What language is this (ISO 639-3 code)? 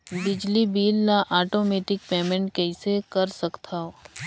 hne